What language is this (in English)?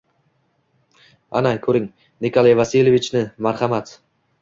Uzbek